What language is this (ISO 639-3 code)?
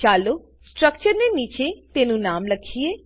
guj